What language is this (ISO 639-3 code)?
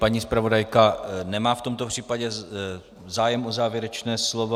ces